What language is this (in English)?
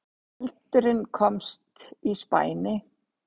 Icelandic